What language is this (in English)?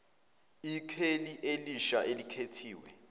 Zulu